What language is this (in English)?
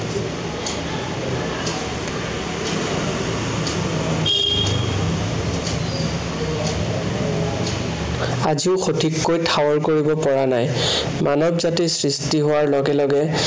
Assamese